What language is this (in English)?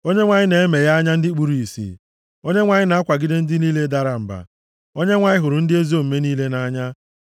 Igbo